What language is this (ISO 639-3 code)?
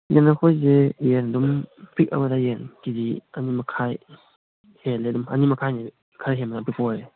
mni